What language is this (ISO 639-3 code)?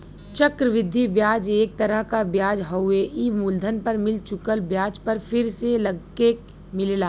bho